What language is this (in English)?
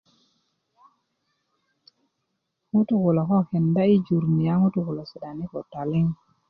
Kuku